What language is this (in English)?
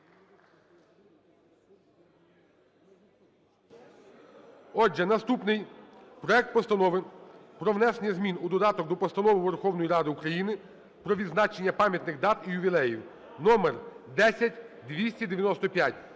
Ukrainian